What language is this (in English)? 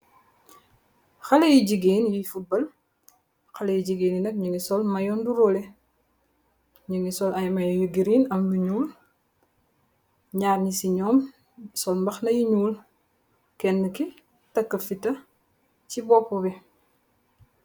Wolof